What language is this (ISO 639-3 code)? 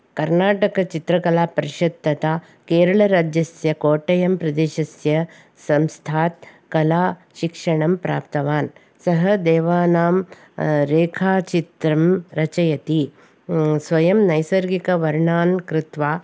san